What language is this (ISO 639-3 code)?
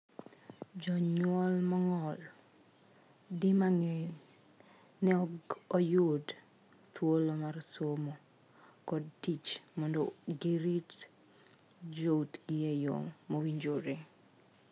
luo